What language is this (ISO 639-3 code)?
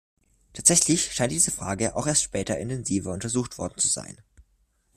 deu